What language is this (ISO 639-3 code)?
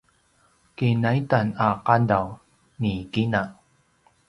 pwn